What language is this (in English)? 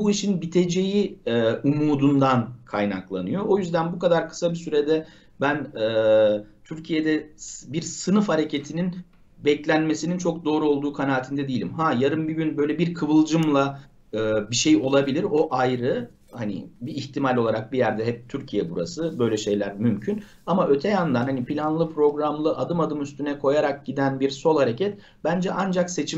Turkish